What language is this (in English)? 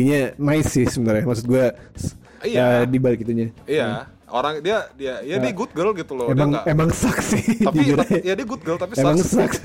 Indonesian